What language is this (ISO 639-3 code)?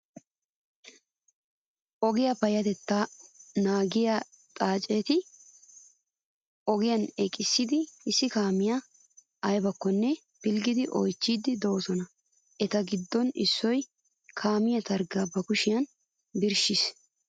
wal